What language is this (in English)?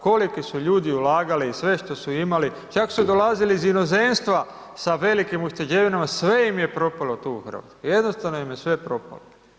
Croatian